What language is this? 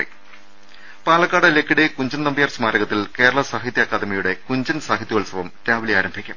Malayalam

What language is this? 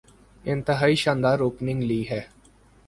Urdu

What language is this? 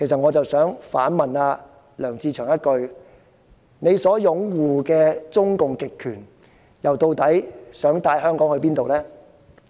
Cantonese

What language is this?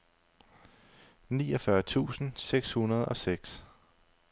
Danish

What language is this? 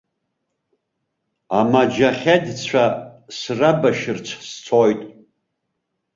Abkhazian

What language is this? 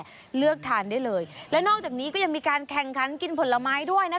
Thai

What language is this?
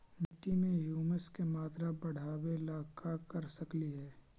Magahi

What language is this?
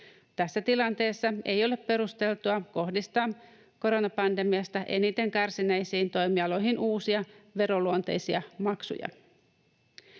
Finnish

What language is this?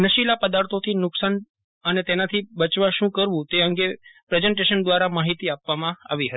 Gujarati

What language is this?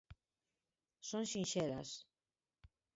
Galician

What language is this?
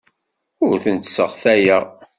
Kabyle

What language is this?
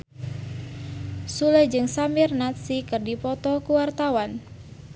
Sundanese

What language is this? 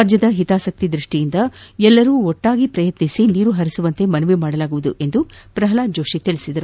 Kannada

